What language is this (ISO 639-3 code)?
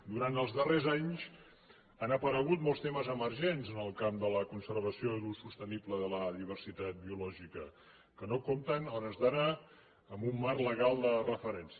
cat